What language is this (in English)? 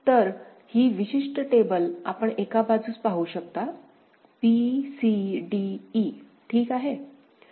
Marathi